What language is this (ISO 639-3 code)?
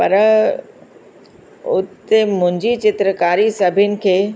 snd